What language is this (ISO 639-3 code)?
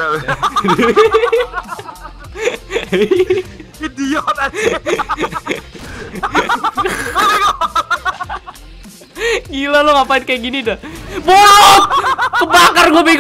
ind